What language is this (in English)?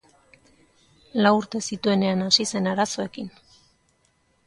Basque